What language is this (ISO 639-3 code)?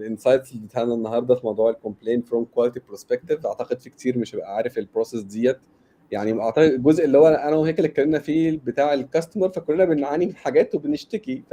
ara